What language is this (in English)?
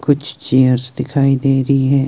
Hindi